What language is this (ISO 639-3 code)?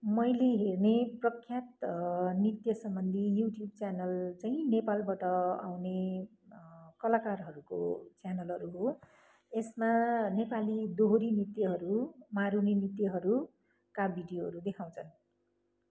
nep